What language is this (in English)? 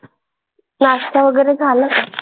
Marathi